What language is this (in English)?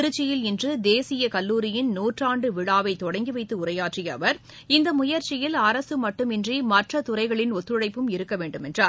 Tamil